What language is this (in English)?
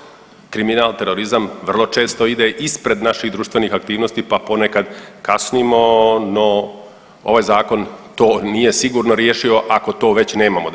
Croatian